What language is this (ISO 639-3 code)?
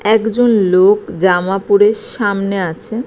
ben